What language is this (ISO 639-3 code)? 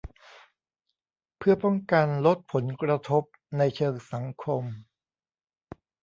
tha